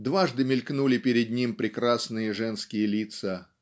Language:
Russian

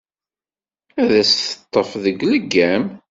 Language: Kabyle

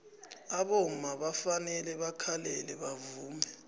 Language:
South Ndebele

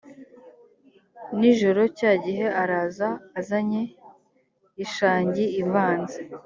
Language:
Kinyarwanda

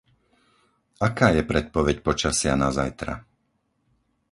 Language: Slovak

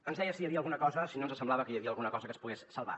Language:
Catalan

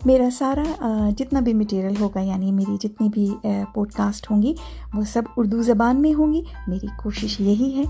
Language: Urdu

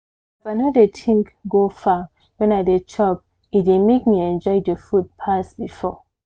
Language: Nigerian Pidgin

